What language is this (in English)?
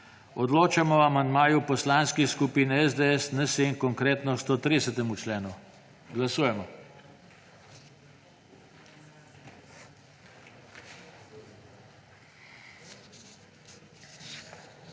Slovenian